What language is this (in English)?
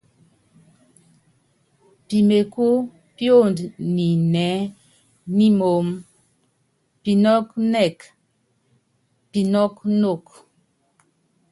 Yangben